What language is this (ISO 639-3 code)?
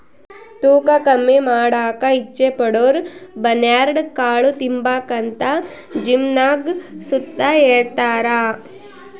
kan